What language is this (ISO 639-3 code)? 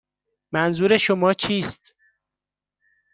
fas